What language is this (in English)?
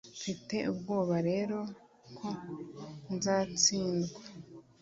Kinyarwanda